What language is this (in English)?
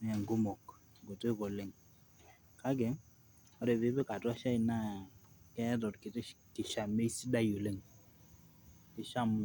Masai